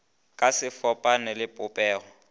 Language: Northern Sotho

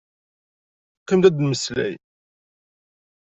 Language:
Kabyle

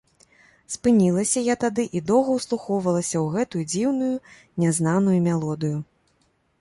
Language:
Belarusian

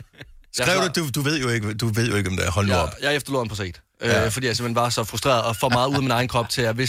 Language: Danish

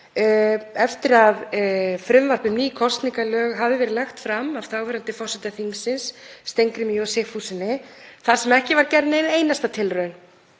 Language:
Icelandic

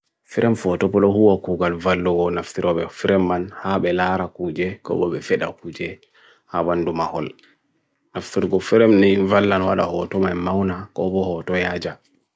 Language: Bagirmi Fulfulde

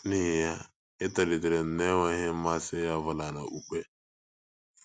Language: Igbo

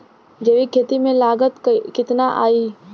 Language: Bhojpuri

